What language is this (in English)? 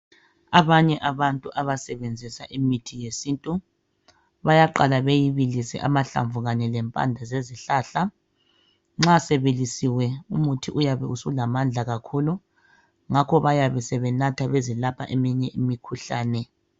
North Ndebele